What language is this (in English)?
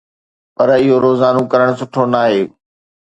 Sindhi